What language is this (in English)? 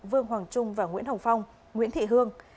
Vietnamese